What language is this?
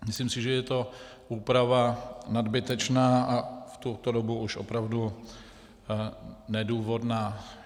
Czech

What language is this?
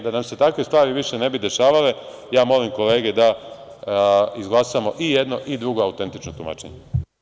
Serbian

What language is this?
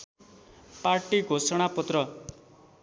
Nepali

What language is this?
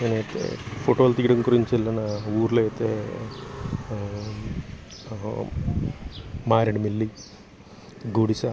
Telugu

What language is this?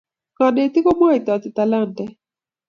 Kalenjin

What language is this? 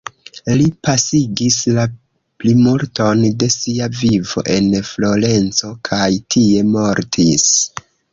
Esperanto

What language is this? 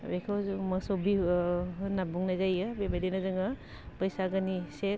Bodo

